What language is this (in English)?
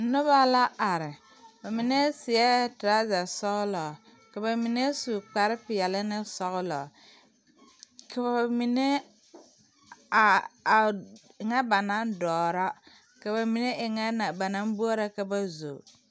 Southern Dagaare